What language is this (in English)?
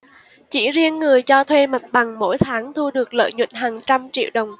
Vietnamese